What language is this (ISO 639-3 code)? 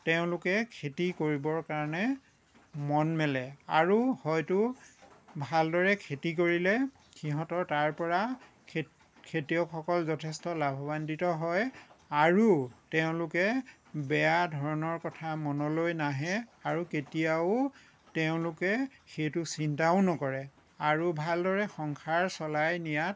asm